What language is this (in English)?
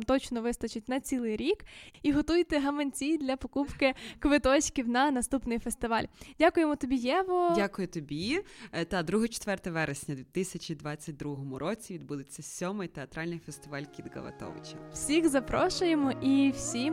Ukrainian